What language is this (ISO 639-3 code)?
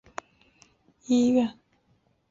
zho